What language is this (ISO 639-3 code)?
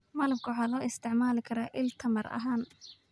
som